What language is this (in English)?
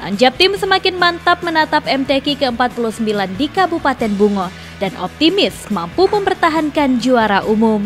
Indonesian